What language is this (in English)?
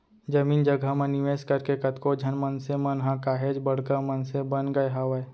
Chhattisgarhi